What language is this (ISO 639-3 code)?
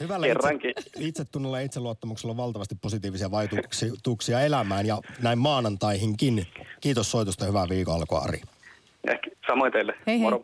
fin